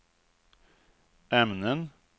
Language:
Swedish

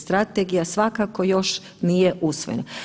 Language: Croatian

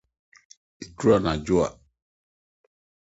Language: Akan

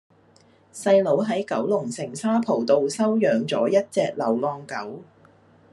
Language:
Cantonese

